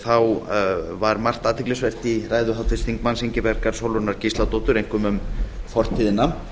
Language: Icelandic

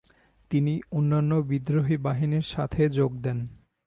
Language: Bangla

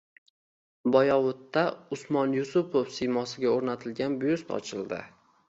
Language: Uzbek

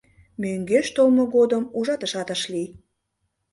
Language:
Mari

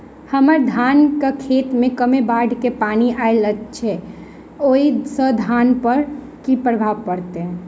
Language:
Maithili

